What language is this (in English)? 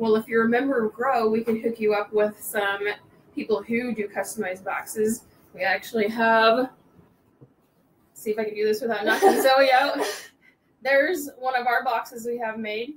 English